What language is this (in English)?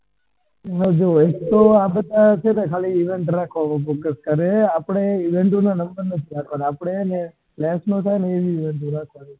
Gujarati